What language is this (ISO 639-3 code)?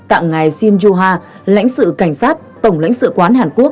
vie